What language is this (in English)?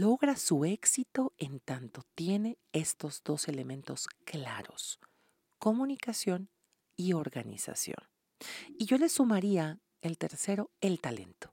Spanish